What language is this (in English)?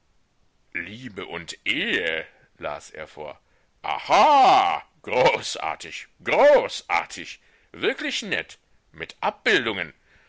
German